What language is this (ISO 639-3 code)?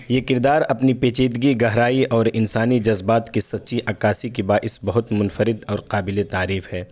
urd